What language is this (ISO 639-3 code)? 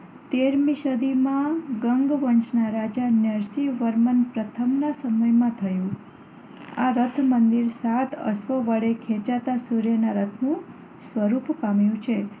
guj